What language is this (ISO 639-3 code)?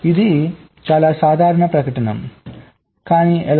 tel